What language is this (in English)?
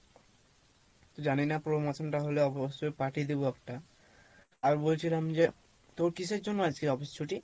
Bangla